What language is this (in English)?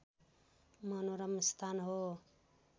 Nepali